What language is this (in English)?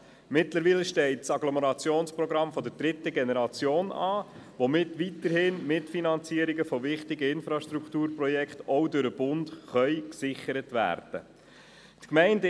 Swiss German